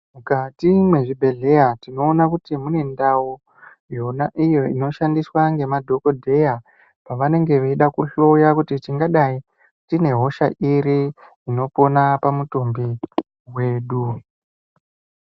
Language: Ndau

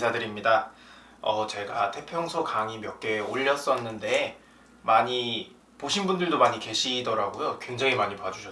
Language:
Korean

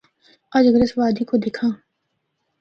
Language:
Northern Hindko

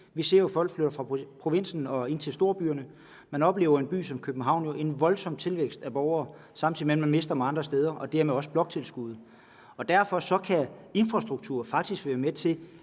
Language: Danish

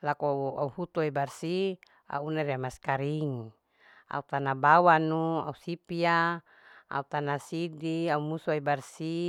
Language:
Larike-Wakasihu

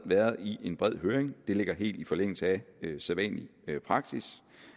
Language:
Danish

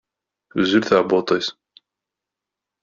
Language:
Kabyle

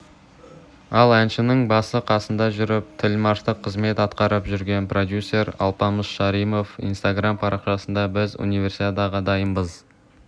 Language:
Kazakh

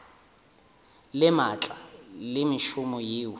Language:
Northern Sotho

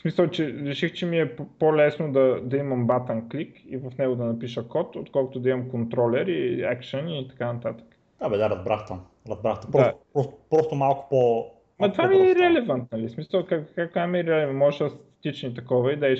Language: Bulgarian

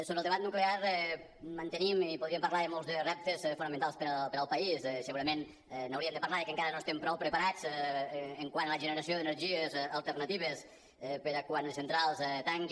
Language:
Catalan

